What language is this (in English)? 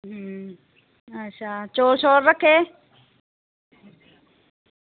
Dogri